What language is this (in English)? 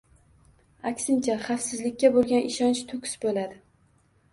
Uzbek